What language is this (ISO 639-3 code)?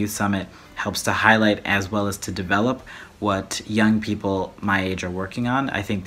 eng